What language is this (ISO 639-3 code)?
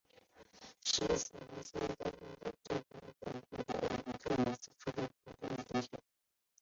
zho